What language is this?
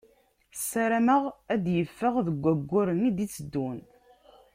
Kabyle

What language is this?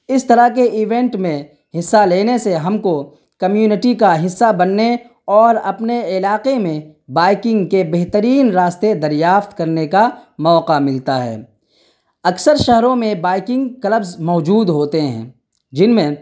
Urdu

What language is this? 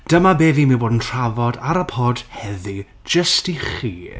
Welsh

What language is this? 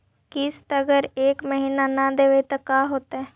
Magahi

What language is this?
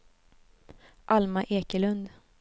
Swedish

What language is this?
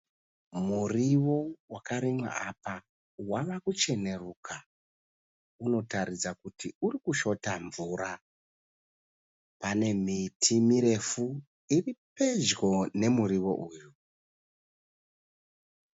Shona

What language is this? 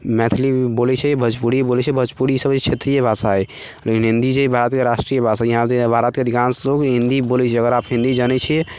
Maithili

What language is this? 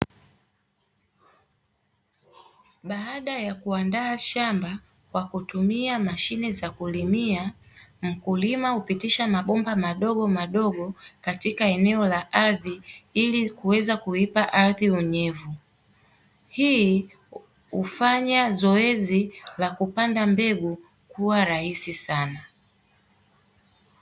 Swahili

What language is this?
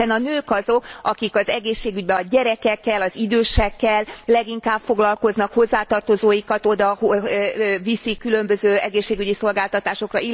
Hungarian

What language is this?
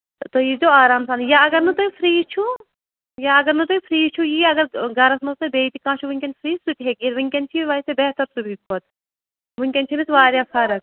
Kashmiri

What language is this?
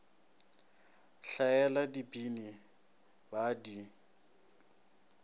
Northern Sotho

